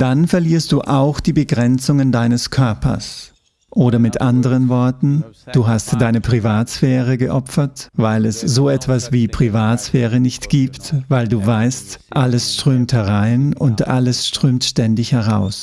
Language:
German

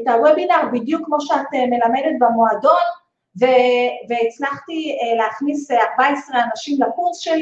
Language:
Hebrew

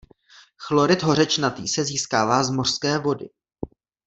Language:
Czech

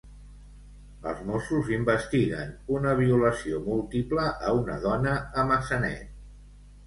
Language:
Catalan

